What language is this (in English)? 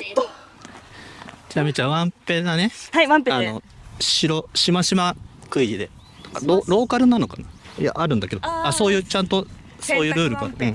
Japanese